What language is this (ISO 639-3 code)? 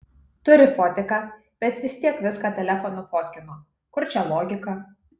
lit